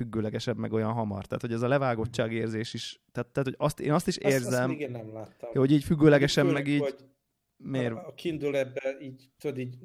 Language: Hungarian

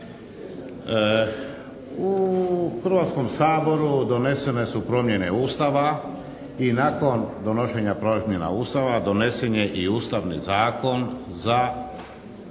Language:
Croatian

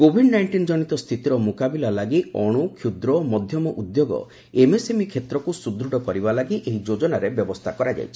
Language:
Odia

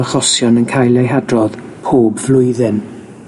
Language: Welsh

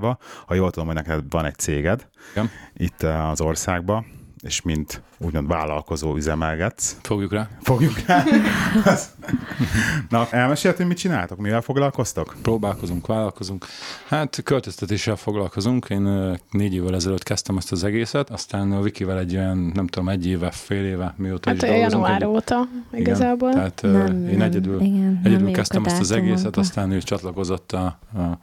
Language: Hungarian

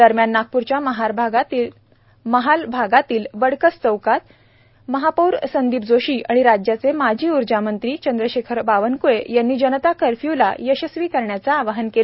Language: Marathi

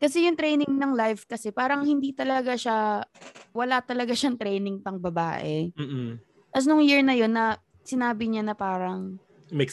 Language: Filipino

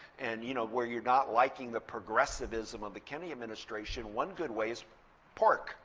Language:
English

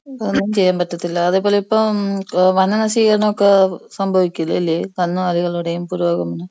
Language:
Malayalam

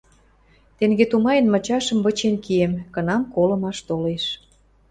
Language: Western Mari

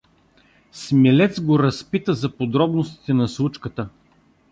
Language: Bulgarian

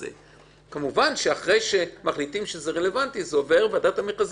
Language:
Hebrew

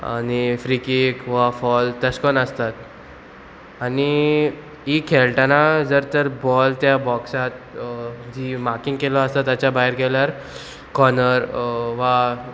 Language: Konkani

